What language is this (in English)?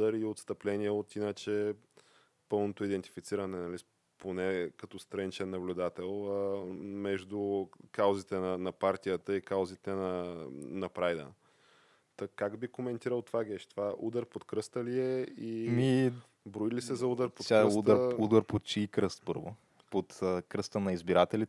Bulgarian